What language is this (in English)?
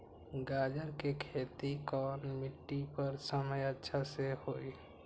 Magahi